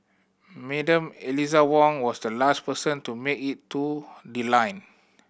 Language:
English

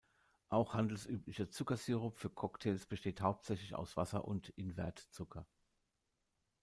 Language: German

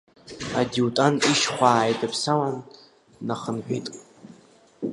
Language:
Abkhazian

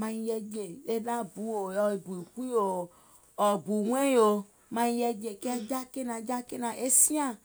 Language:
Gola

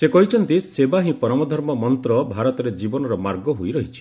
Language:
Odia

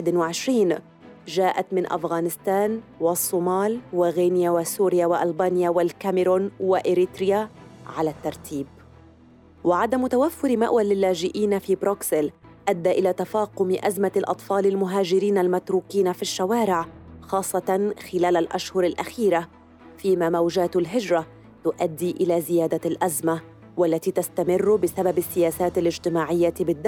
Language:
Arabic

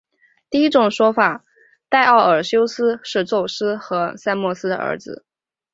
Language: Chinese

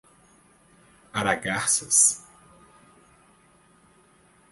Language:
Portuguese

